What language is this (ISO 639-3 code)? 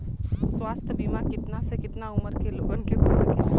bho